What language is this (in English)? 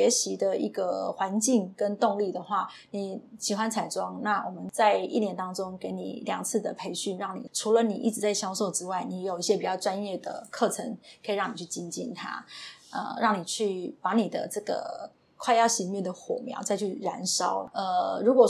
Chinese